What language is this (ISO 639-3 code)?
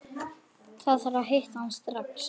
isl